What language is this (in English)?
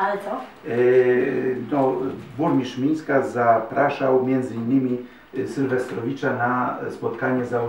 Polish